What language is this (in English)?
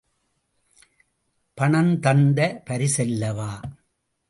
Tamil